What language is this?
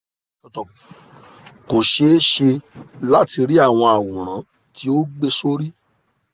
Yoruba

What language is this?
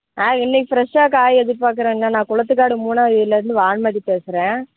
Tamil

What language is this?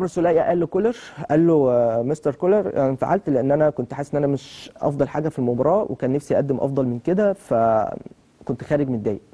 Arabic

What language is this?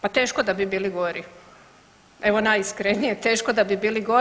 Croatian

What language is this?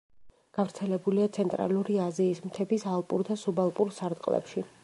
Georgian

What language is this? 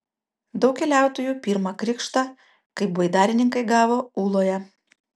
Lithuanian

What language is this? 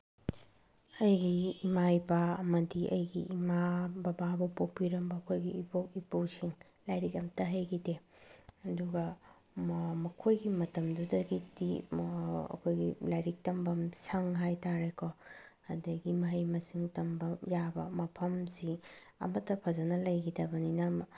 Manipuri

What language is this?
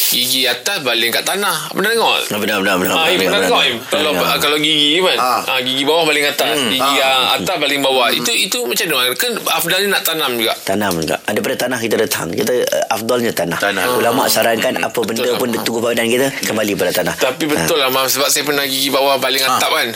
Malay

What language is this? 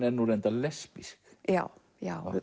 Icelandic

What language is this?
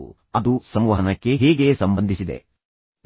Kannada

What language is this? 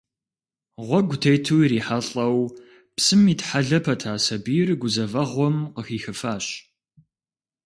Kabardian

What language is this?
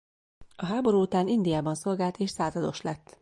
Hungarian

